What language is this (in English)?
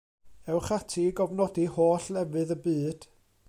Welsh